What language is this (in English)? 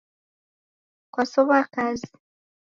Taita